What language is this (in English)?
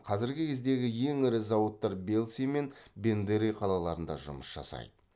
Kazakh